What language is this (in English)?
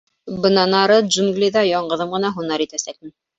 Bashkir